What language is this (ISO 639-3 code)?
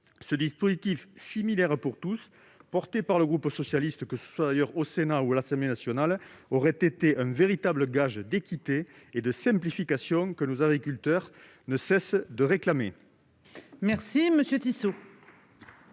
fra